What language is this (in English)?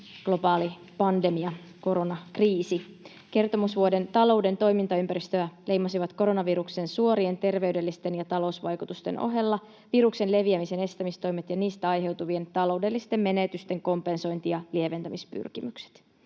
Finnish